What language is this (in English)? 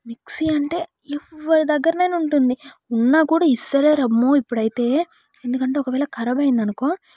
Telugu